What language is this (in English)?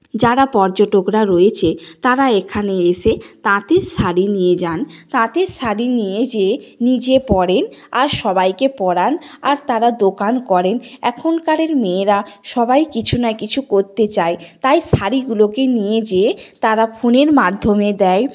Bangla